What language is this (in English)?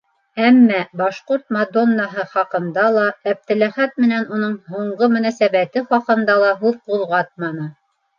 Bashkir